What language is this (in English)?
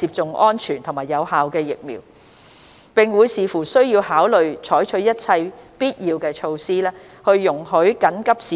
Cantonese